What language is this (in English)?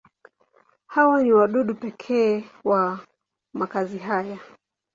Swahili